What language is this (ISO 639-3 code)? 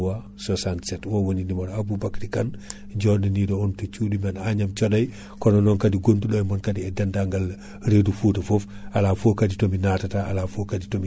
ful